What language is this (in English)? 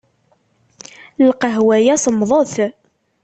Kabyle